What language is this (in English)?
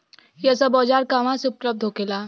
Bhojpuri